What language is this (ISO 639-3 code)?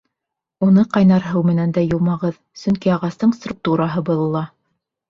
bak